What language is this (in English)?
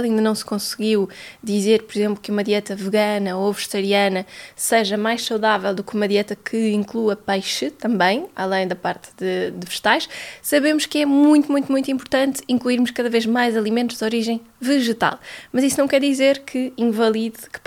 Portuguese